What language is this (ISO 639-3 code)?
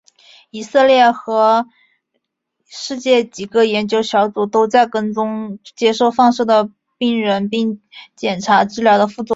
zho